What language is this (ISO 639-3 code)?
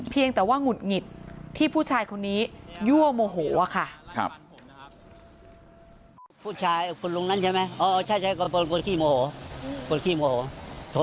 tha